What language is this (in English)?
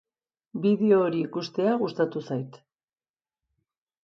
Basque